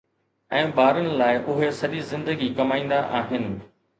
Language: Sindhi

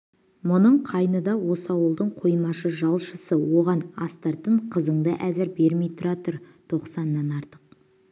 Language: Kazakh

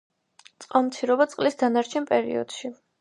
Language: Georgian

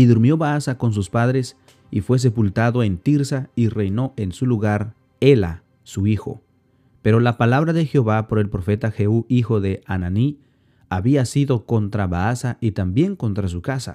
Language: Spanish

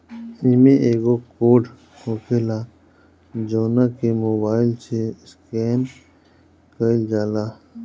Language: Bhojpuri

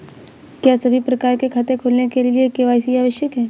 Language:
Hindi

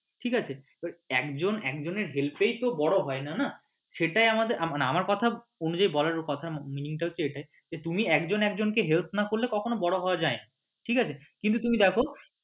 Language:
Bangla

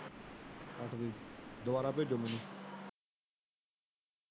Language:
Punjabi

